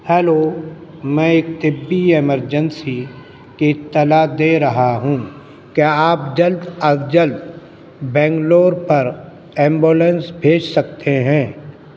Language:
Urdu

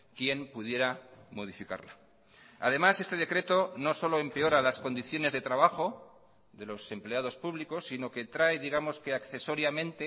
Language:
Spanish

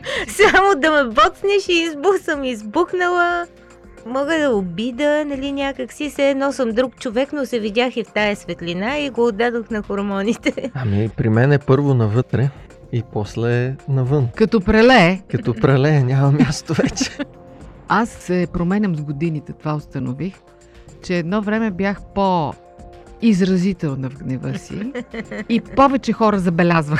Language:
Bulgarian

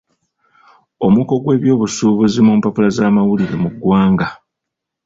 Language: Ganda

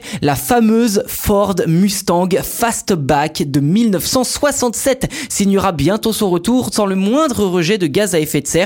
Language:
French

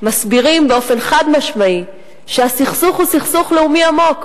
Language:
Hebrew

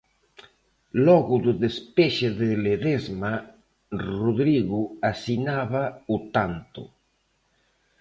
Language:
Galician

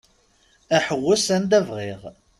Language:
Kabyle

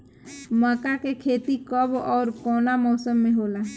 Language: Bhojpuri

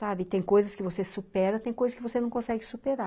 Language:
Portuguese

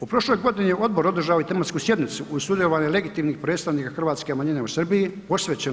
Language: Croatian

